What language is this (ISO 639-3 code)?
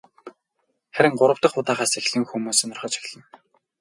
mon